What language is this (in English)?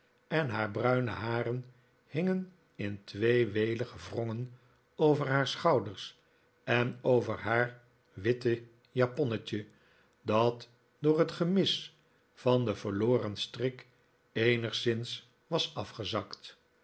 Dutch